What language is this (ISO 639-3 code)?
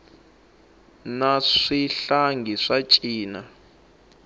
tso